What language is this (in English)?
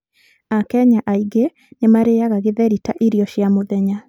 Kikuyu